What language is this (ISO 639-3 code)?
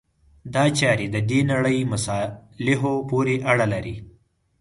pus